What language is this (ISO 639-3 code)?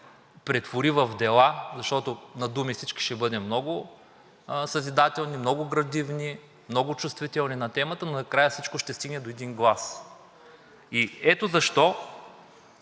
bul